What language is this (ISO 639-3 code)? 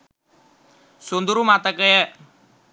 sin